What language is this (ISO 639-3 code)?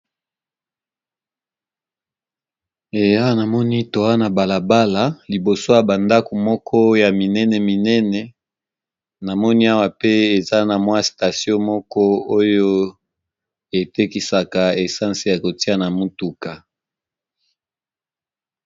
lin